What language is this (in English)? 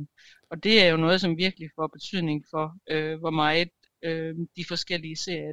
Danish